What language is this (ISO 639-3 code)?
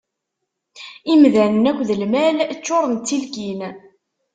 kab